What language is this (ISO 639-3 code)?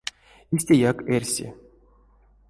myv